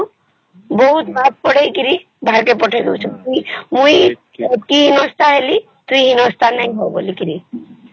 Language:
Odia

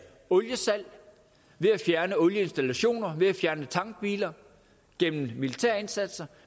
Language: Danish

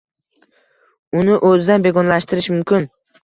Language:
Uzbek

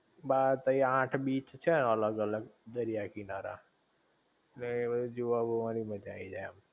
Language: Gujarati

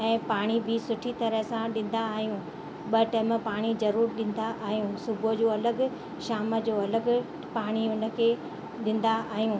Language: Sindhi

